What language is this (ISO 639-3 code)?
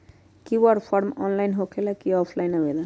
mag